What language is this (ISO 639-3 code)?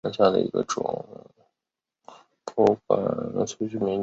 zho